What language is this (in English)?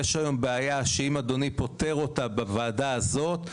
Hebrew